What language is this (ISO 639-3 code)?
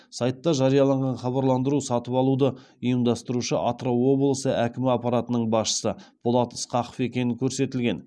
kaz